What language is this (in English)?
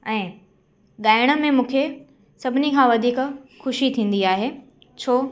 Sindhi